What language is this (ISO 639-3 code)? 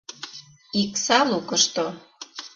chm